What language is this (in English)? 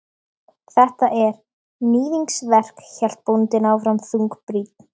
Icelandic